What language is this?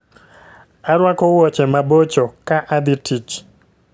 Luo (Kenya and Tanzania)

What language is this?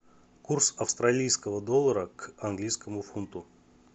Russian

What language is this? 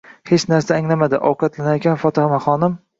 Uzbek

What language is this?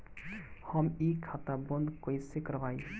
Bhojpuri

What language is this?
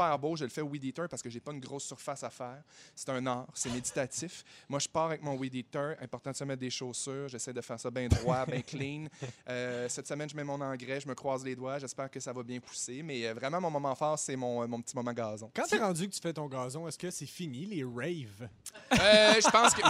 French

